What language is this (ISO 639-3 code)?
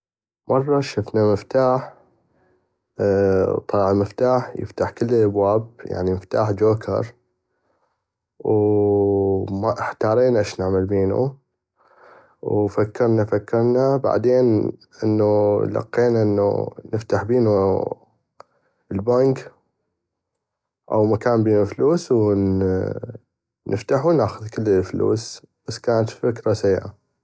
ayp